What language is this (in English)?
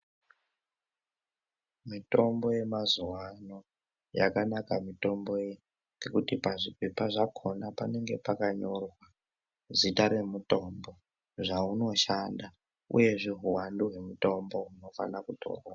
Ndau